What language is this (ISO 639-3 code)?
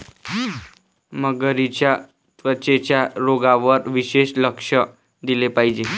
mar